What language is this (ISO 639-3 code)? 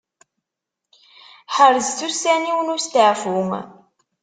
kab